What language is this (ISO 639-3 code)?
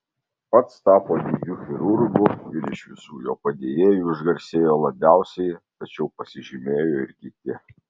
lit